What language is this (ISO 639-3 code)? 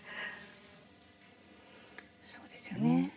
jpn